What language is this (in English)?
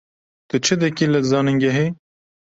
Kurdish